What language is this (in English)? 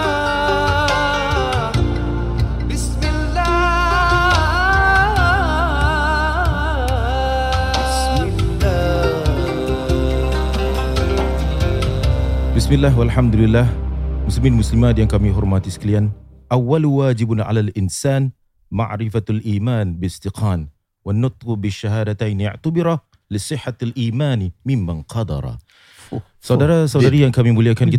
Malay